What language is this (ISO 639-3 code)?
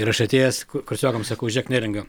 lit